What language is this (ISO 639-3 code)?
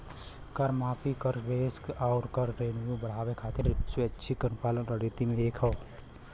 bho